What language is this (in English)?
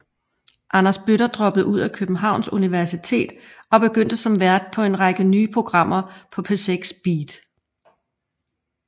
Danish